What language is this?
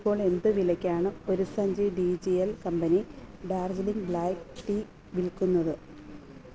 Malayalam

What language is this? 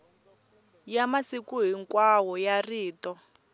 Tsonga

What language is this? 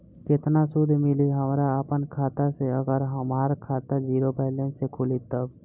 Bhojpuri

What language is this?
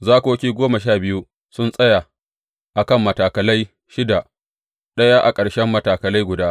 Hausa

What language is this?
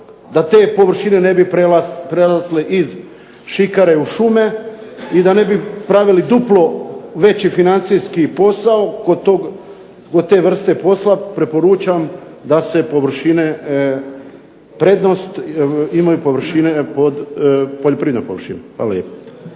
Croatian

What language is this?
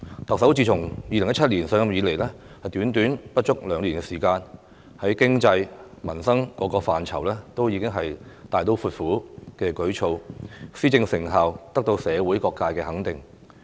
Cantonese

